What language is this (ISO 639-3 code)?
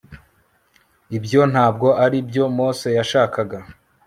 kin